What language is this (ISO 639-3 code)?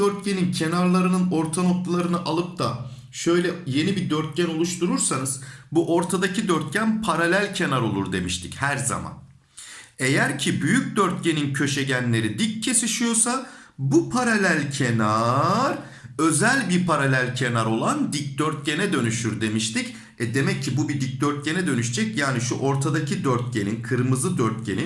tur